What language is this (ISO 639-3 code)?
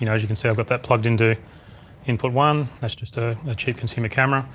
eng